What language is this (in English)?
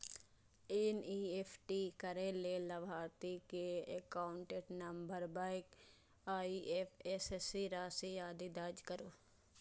Maithili